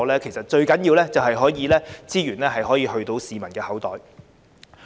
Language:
Cantonese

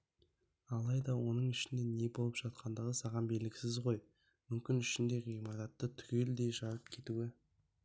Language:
Kazakh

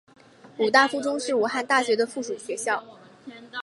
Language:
Chinese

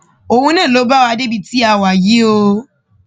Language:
Yoruba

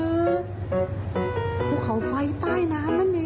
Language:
Thai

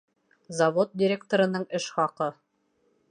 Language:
Bashkir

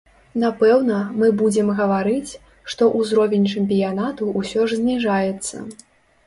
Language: Belarusian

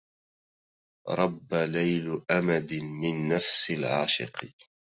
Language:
Arabic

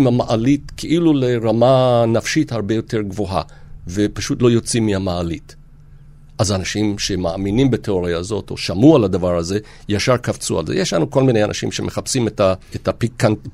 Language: Hebrew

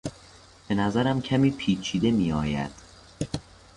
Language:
Persian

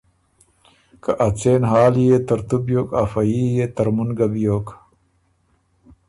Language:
Ormuri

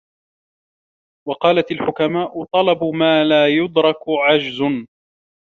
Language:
Arabic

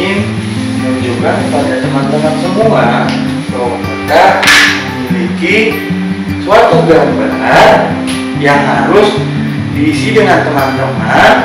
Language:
Indonesian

